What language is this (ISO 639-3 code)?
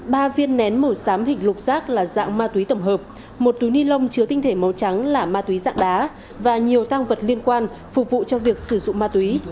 vie